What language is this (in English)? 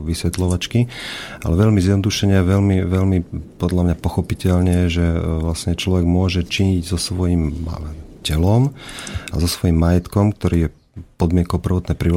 Slovak